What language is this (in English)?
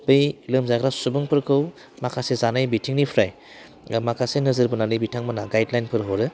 Bodo